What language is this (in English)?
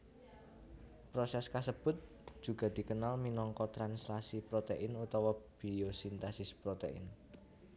Javanese